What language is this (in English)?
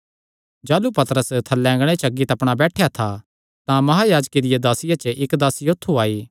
Kangri